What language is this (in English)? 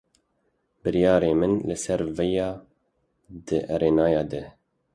Kurdish